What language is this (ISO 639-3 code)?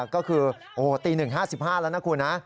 tha